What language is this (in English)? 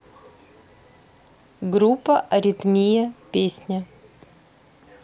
Russian